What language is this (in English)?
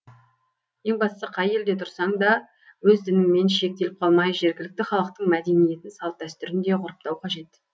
Kazakh